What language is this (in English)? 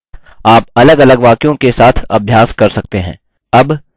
Hindi